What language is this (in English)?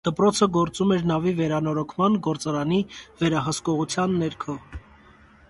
Armenian